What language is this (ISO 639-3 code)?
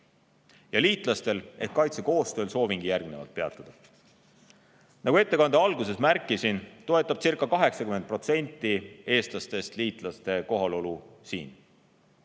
est